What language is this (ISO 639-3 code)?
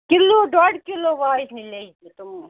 kas